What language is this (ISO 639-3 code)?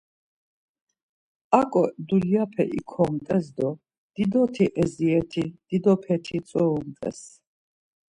lzz